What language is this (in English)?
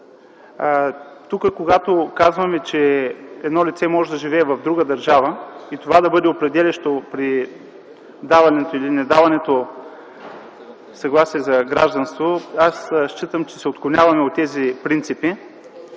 Bulgarian